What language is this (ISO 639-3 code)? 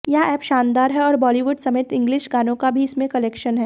hin